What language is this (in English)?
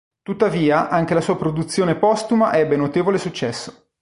Italian